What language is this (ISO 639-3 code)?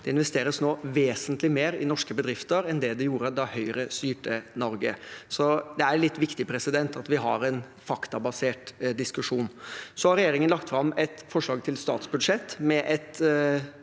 nor